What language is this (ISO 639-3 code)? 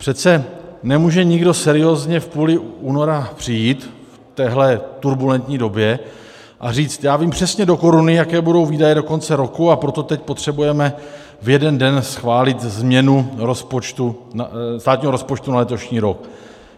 ces